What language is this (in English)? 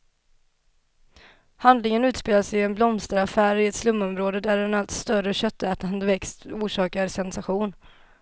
Swedish